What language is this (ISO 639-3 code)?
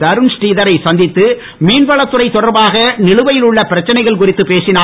tam